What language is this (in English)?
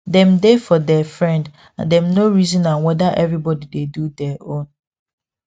Nigerian Pidgin